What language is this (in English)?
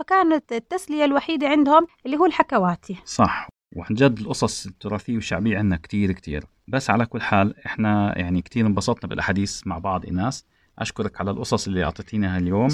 Arabic